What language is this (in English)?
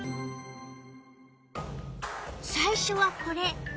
Japanese